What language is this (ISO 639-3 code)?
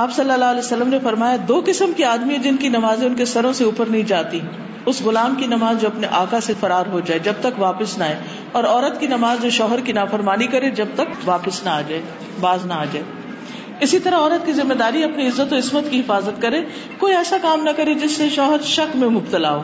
urd